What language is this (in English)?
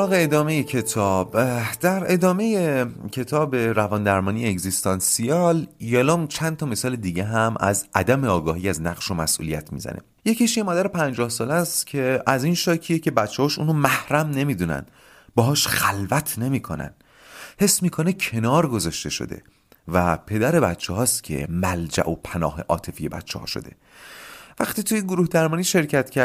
Persian